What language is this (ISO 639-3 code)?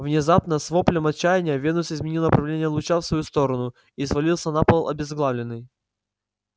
rus